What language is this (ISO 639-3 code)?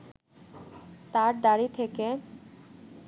ben